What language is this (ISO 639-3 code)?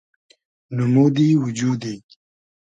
haz